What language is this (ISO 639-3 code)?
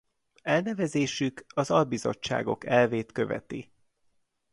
hun